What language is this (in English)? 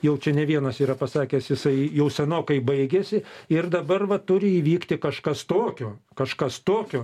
Lithuanian